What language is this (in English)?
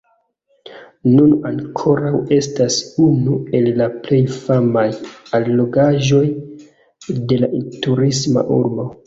Esperanto